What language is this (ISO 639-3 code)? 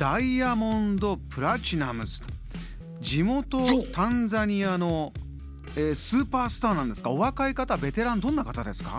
jpn